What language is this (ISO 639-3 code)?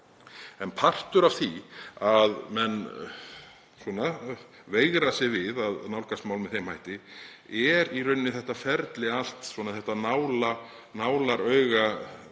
isl